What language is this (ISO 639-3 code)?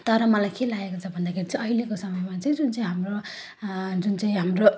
nep